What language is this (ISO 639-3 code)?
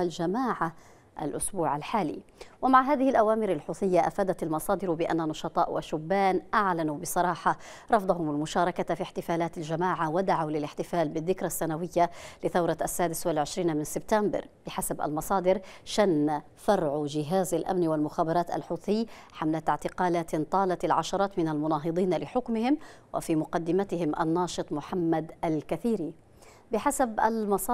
ara